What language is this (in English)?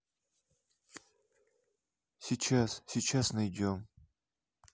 Russian